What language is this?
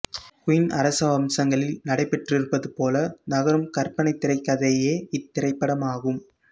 Tamil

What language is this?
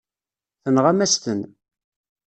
Kabyle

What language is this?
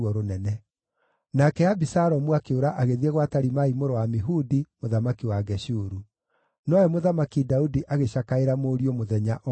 Kikuyu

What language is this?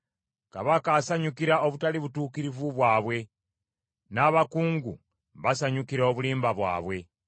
Ganda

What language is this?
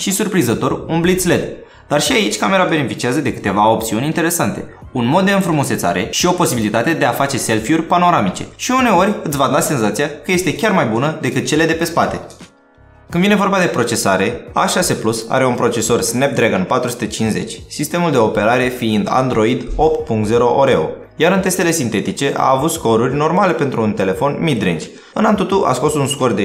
Romanian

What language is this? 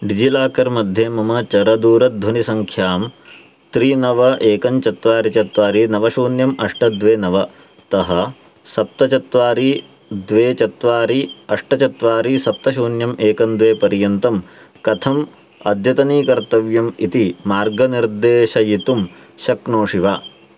Sanskrit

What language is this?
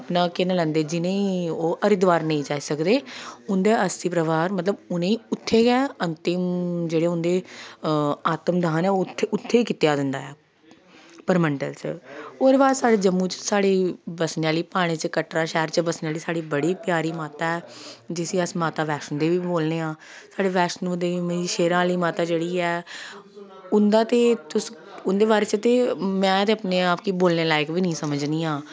Dogri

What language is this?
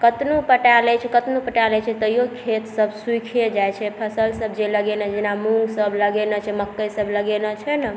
Maithili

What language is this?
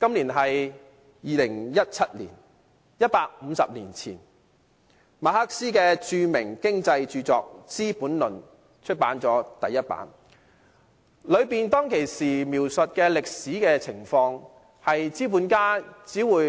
Cantonese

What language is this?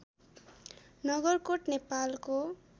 Nepali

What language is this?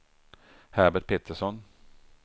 Swedish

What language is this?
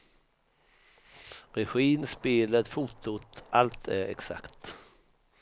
Swedish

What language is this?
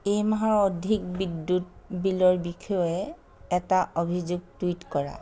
Assamese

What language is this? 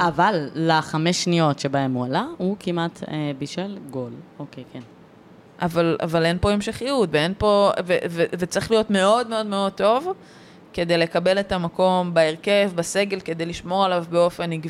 Hebrew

